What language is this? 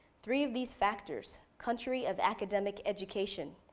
English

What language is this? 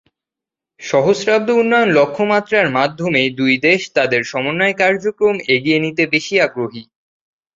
Bangla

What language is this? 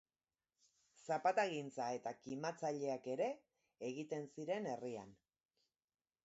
Basque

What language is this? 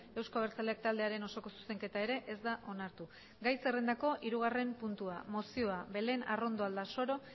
Basque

